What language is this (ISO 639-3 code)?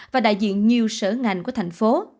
vie